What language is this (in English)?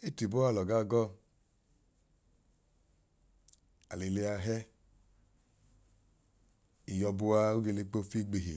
Idoma